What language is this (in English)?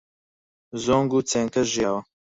Central Kurdish